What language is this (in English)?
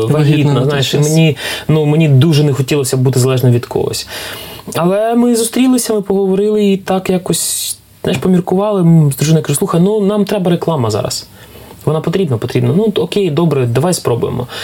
Ukrainian